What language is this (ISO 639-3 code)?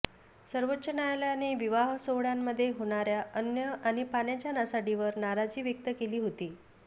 mar